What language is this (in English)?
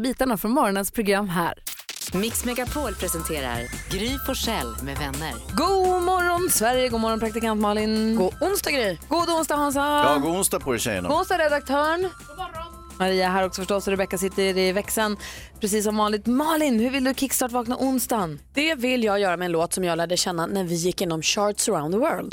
Swedish